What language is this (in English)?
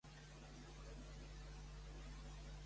Catalan